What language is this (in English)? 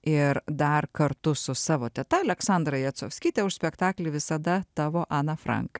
Lithuanian